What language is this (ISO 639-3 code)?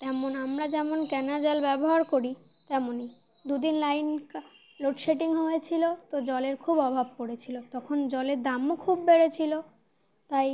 ben